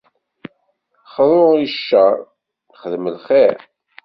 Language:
Kabyle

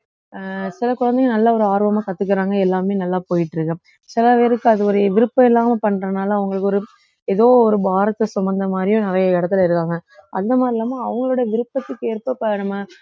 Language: Tamil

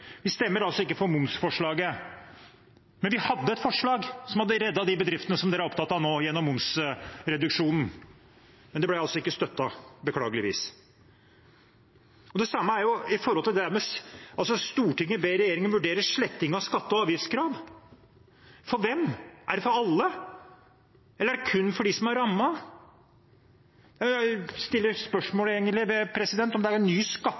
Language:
Norwegian Bokmål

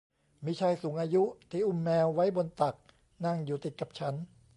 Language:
Thai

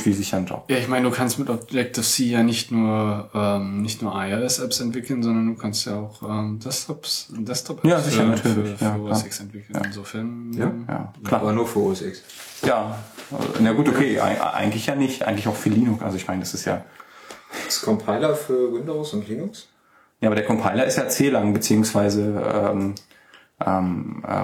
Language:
German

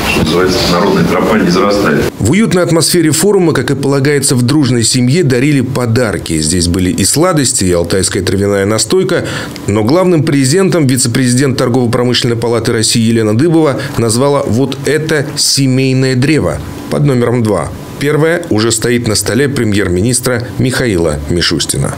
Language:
Russian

